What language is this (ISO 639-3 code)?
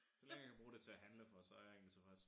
dan